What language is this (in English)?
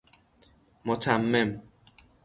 Persian